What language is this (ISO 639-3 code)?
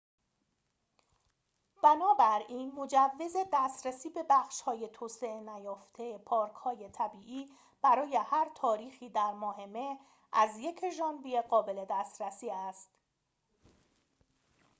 fas